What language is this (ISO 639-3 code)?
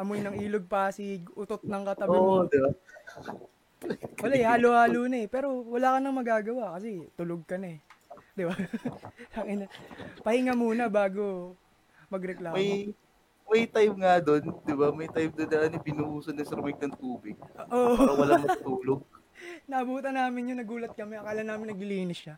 fil